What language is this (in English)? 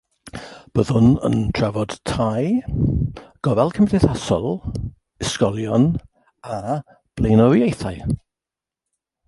Welsh